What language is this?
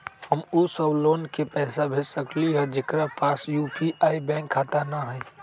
Magahi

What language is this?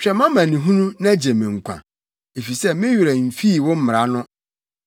Akan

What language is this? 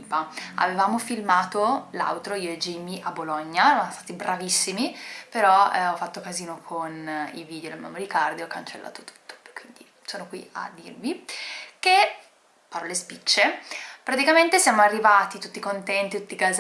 Italian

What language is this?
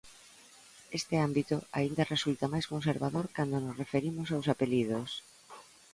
Galician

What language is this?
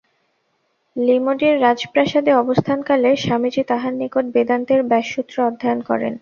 Bangla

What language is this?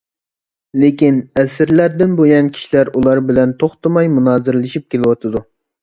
Uyghur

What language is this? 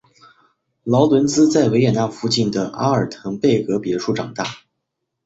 Chinese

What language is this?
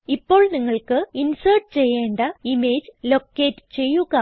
Malayalam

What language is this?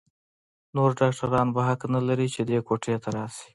Pashto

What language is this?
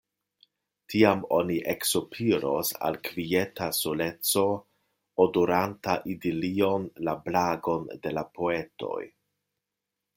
Esperanto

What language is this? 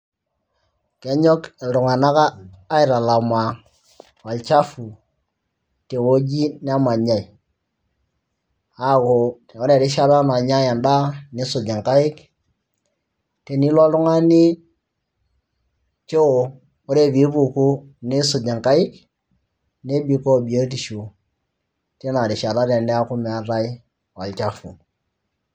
Masai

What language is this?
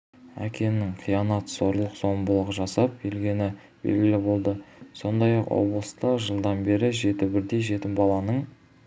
Kazakh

